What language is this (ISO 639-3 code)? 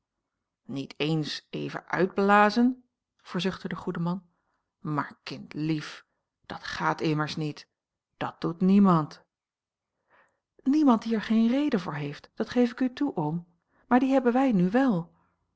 nld